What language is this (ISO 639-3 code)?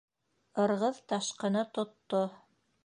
bak